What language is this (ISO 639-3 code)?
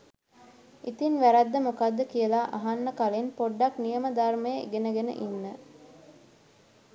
sin